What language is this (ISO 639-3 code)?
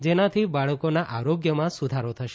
guj